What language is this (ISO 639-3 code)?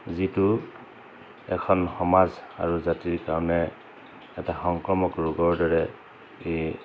asm